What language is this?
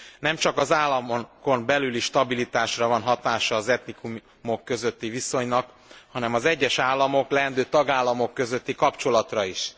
Hungarian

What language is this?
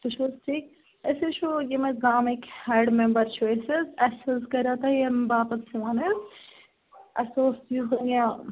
Kashmiri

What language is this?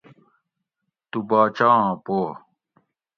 Gawri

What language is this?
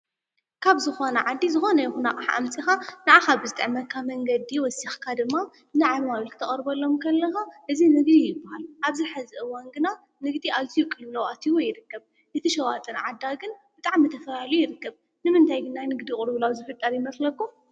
Tigrinya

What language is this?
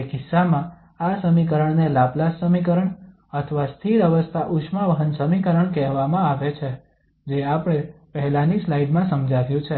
Gujarati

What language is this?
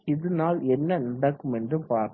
Tamil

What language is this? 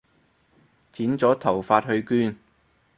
Cantonese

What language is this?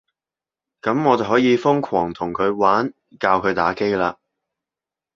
Cantonese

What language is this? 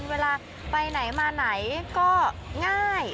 Thai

